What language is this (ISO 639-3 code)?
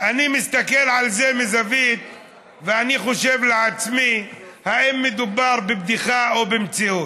heb